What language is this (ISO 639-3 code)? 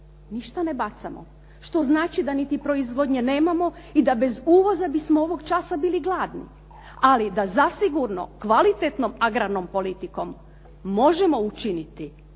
hrv